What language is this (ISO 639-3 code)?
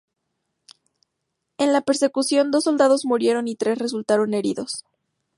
spa